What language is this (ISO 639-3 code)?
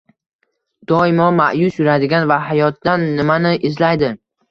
uzb